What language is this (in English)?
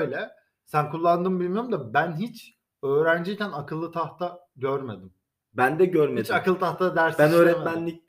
Turkish